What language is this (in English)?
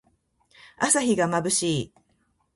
Japanese